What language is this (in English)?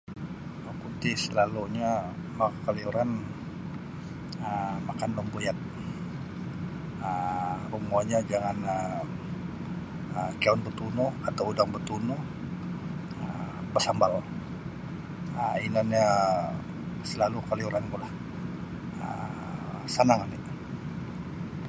Sabah Bisaya